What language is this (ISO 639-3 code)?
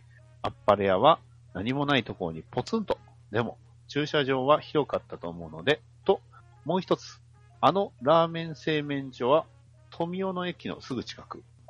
jpn